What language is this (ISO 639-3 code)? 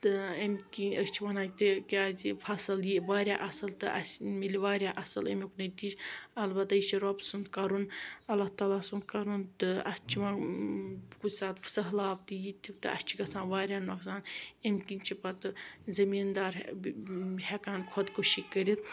kas